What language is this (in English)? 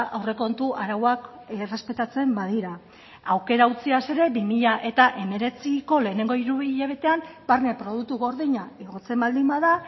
Basque